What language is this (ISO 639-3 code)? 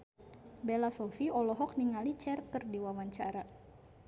sun